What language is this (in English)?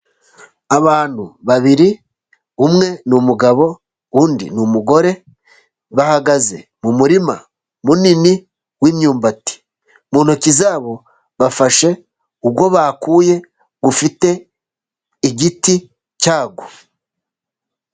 Kinyarwanda